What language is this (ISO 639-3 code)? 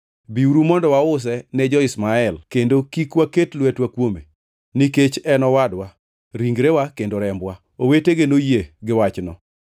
luo